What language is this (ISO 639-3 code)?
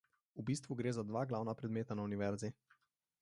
slv